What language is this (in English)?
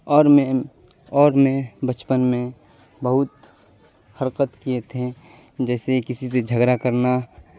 Urdu